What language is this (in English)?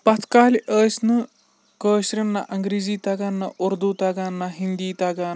Kashmiri